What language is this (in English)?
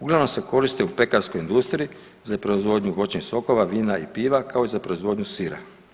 Croatian